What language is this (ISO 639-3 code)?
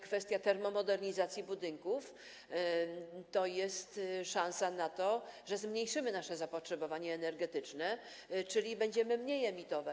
pol